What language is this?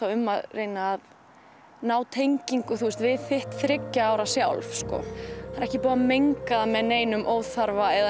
Icelandic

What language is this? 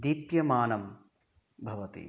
Sanskrit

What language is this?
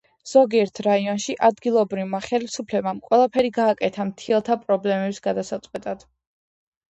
Georgian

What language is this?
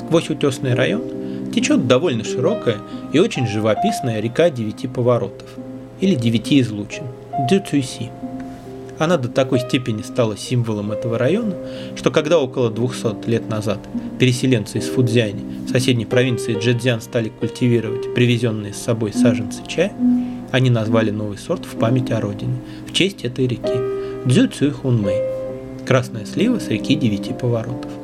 Russian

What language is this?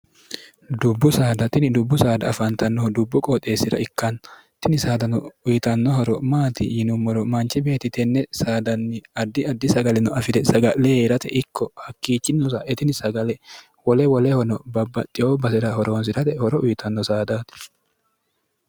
Sidamo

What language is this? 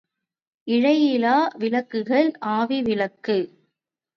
Tamil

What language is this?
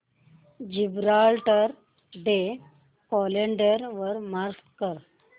Marathi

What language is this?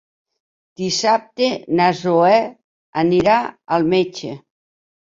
Catalan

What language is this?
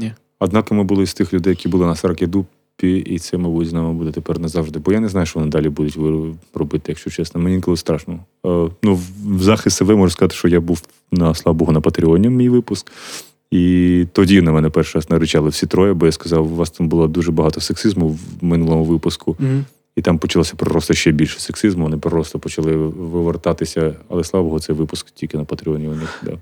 Ukrainian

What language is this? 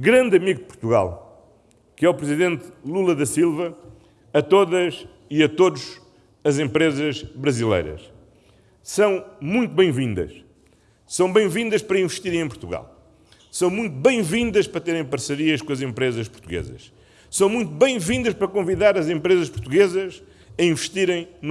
Portuguese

